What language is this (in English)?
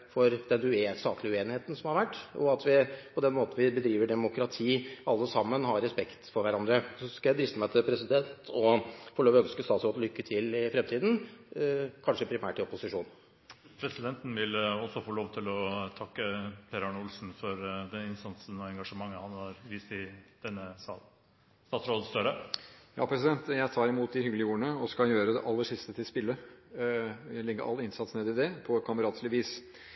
Norwegian